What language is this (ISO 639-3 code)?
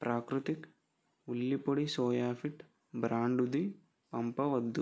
tel